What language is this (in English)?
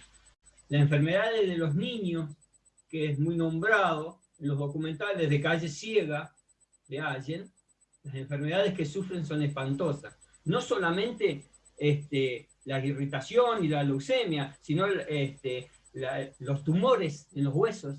Spanish